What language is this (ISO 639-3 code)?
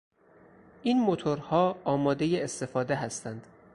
fas